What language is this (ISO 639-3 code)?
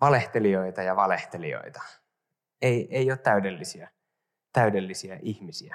fin